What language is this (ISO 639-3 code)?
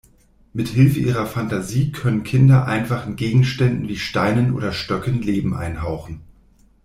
deu